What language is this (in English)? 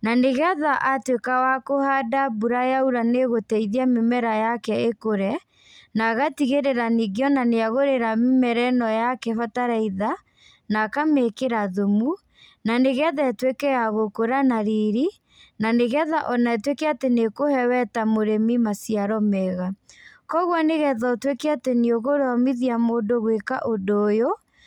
Kikuyu